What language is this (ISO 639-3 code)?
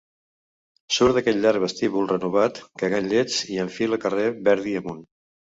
cat